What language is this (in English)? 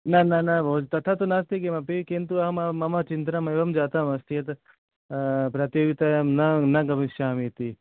Sanskrit